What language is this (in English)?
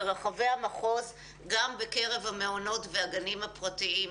Hebrew